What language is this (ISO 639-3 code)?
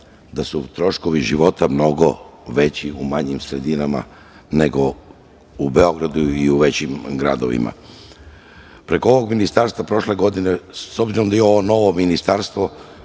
srp